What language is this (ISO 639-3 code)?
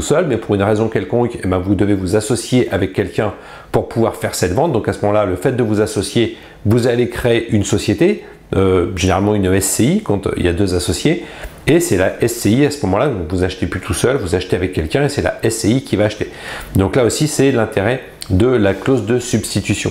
fra